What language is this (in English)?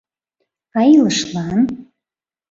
Mari